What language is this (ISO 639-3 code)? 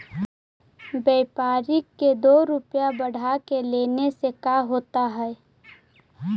mag